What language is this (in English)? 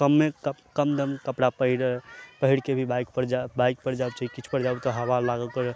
Maithili